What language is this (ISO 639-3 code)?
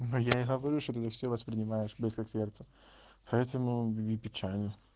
rus